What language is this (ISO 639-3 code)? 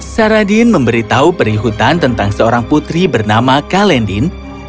ind